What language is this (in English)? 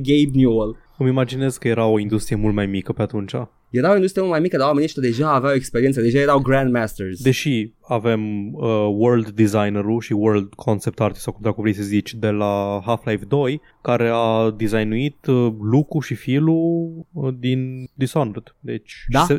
Romanian